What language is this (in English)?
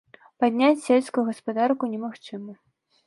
Belarusian